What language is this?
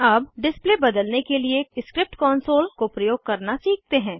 Hindi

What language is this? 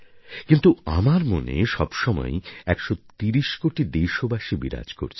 Bangla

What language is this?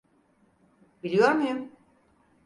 Turkish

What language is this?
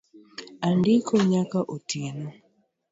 Luo (Kenya and Tanzania)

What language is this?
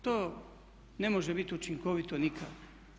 Croatian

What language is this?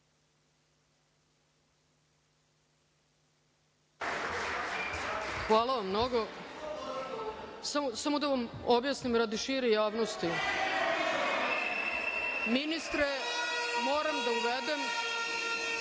Serbian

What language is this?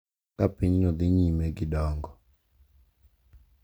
Luo (Kenya and Tanzania)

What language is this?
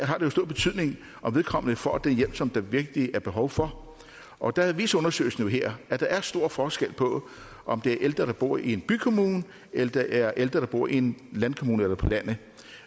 Danish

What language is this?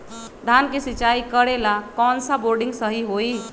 Magahi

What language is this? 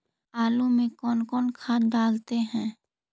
Magahi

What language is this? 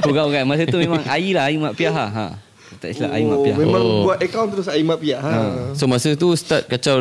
Malay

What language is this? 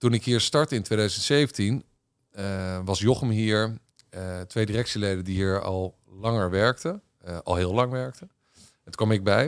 Dutch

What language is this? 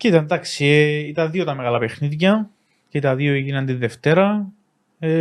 Greek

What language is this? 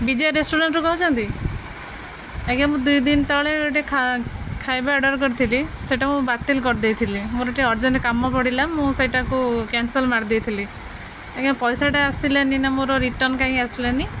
Odia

